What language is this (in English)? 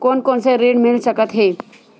Chhattisgarhi